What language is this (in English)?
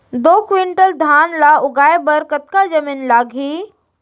Chhattisgarhi